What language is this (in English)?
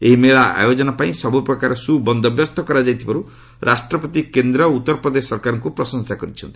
Odia